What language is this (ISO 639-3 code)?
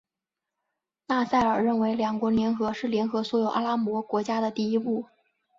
zho